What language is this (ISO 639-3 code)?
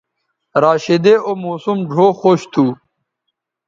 btv